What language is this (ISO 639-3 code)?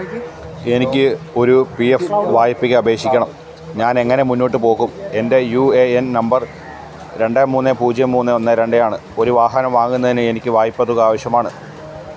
mal